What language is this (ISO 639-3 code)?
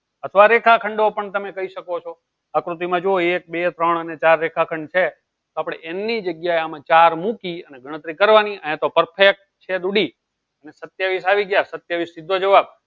guj